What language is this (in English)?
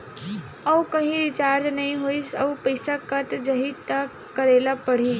Chhattisgarhi